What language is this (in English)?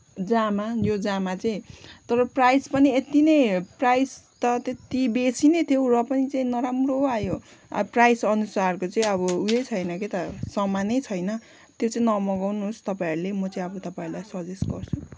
Nepali